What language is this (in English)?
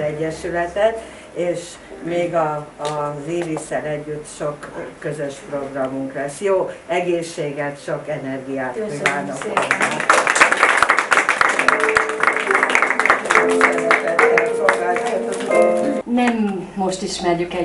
Hungarian